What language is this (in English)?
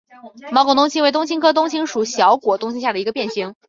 Chinese